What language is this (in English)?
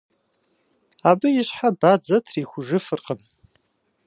Kabardian